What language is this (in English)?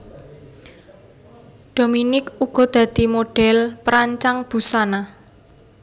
Javanese